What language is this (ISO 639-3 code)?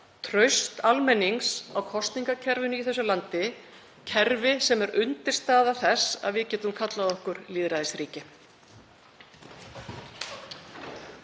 isl